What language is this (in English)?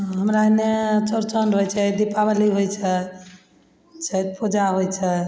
Maithili